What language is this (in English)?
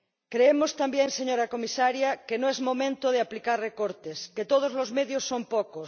Spanish